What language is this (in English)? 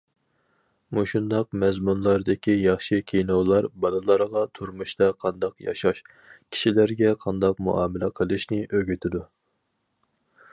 Uyghur